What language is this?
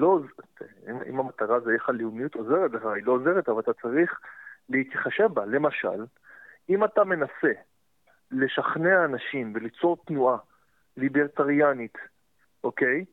Hebrew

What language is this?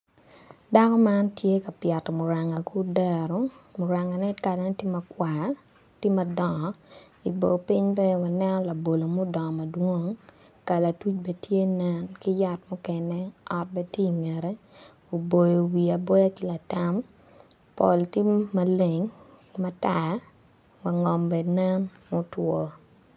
Acoli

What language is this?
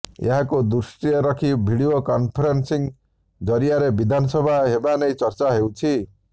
Odia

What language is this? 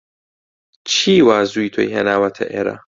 Central Kurdish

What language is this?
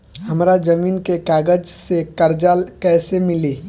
Bhojpuri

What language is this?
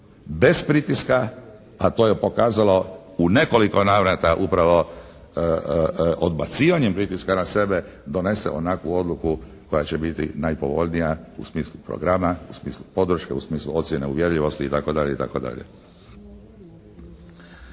Croatian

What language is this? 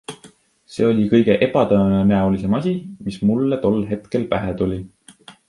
Estonian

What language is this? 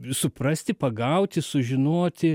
Lithuanian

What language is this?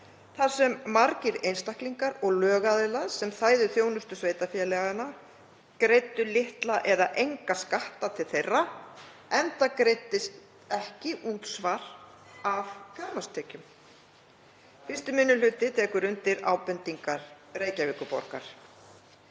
Icelandic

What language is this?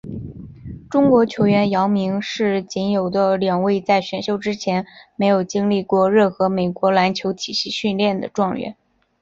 Chinese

